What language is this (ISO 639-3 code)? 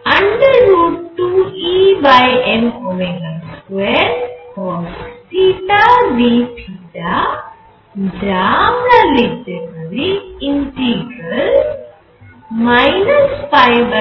ben